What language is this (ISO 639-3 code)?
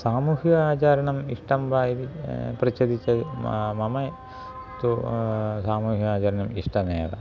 san